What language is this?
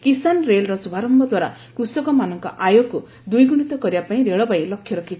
Odia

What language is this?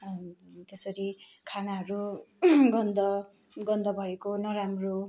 Nepali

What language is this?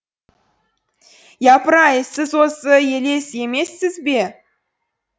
Kazakh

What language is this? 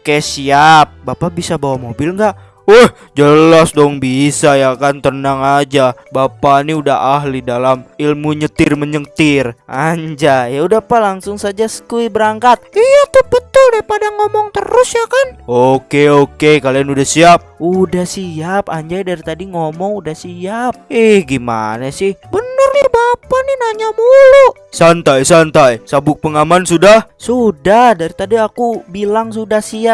Indonesian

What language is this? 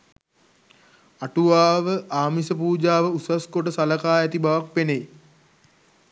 Sinhala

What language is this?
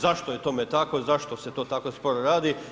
Croatian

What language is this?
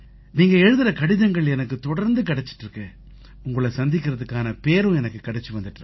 Tamil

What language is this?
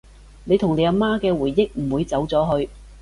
Cantonese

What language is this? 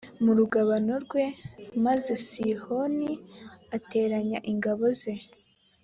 Kinyarwanda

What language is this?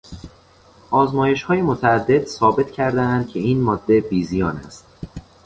Persian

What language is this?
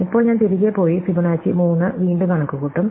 Malayalam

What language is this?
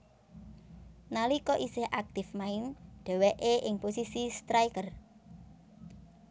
Javanese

